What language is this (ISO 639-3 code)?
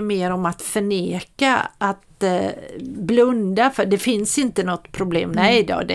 swe